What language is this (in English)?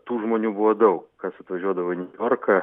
Lithuanian